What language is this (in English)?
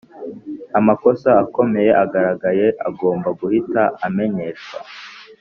Kinyarwanda